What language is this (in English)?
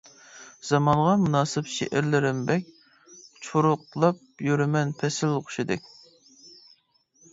Uyghur